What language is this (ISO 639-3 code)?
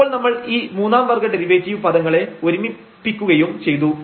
mal